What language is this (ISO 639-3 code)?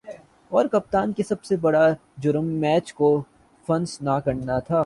urd